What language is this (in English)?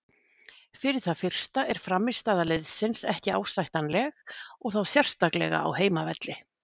Icelandic